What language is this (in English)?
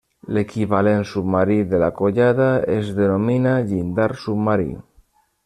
Catalan